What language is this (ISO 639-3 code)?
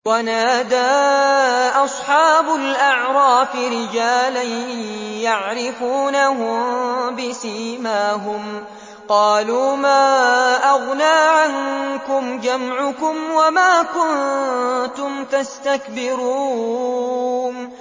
ara